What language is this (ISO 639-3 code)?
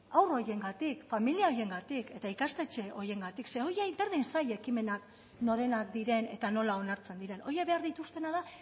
eus